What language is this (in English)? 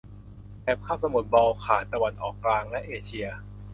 Thai